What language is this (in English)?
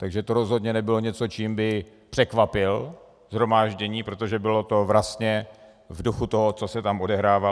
Czech